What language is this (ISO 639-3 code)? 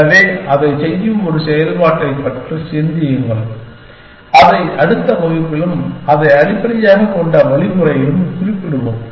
tam